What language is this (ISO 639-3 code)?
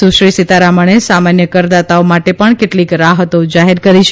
guj